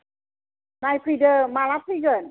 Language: Bodo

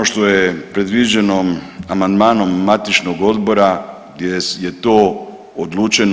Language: Croatian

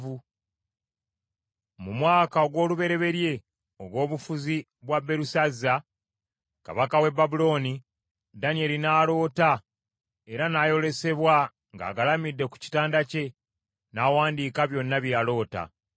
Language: Ganda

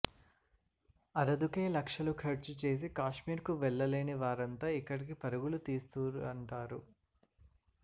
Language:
Telugu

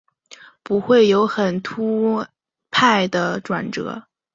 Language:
Chinese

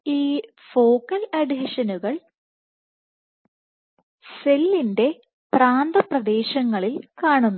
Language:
Malayalam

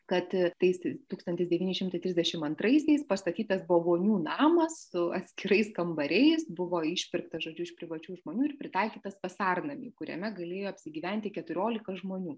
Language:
Lithuanian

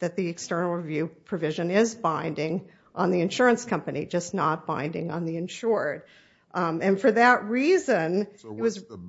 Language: English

